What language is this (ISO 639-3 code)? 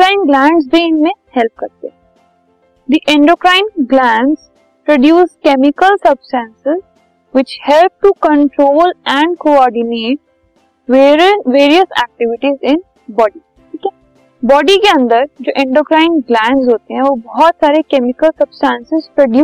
hin